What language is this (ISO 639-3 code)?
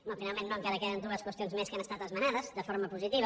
cat